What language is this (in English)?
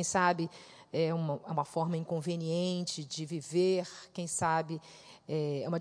Portuguese